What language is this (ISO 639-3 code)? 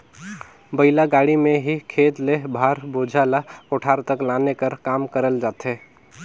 hne